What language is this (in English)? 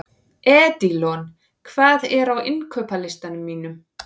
Icelandic